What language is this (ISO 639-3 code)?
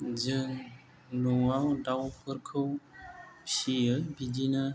brx